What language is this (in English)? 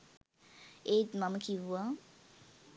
Sinhala